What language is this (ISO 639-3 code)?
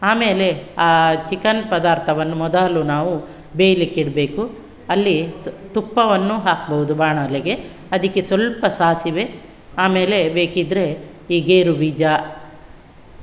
kan